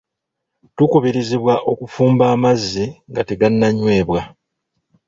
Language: Ganda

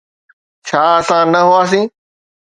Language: Sindhi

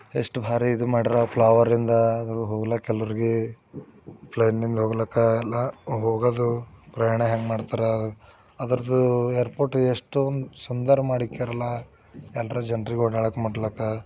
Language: Kannada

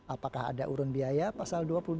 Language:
Indonesian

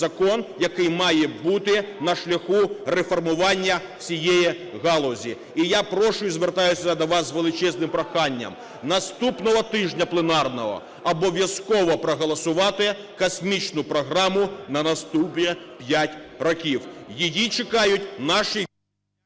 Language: Ukrainian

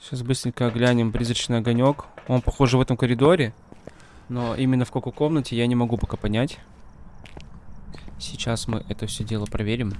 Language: Russian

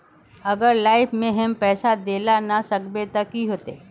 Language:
Magahi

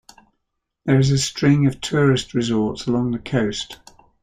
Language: English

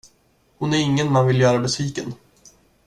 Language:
Swedish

